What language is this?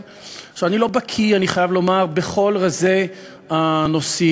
Hebrew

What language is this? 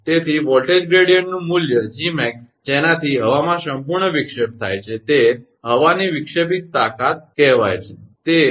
Gujarati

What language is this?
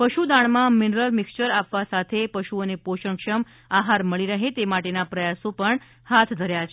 Gujarati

